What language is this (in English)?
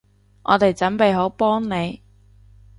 Cantonese